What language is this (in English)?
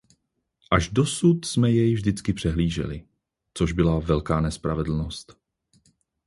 Czech